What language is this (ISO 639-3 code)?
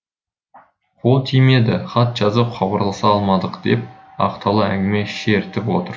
kaz